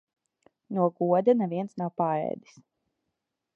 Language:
Latvian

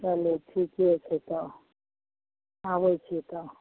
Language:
Maithili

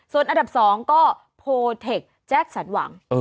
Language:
Thai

